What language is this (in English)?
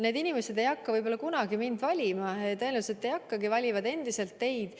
Estonian